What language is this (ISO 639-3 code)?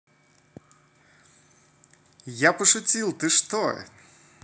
rus